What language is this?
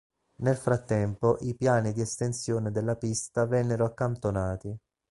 Italian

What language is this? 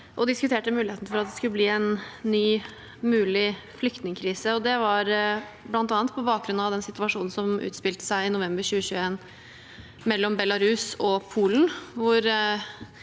Norwegian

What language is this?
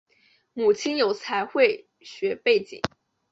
Chinese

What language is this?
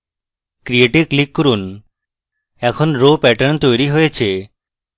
Bangla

